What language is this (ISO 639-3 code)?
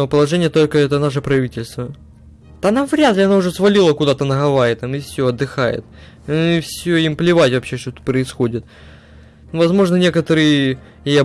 rus